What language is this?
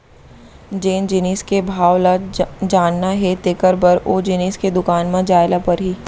Chhattisgarhi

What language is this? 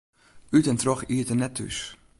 Western Frisian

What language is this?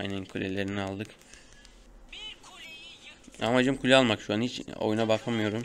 Turkish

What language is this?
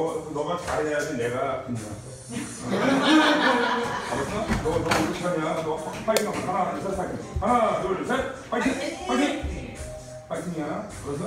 Korean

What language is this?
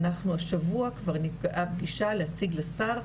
Hebrew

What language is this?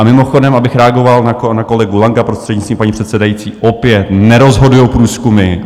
Czech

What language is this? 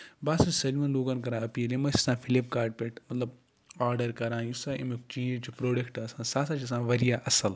Kashmiri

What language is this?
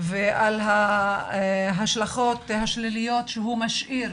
Hebrew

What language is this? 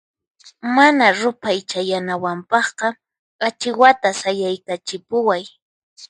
Puno Quechua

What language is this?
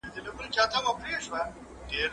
Pashto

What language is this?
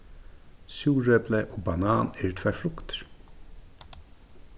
Faroese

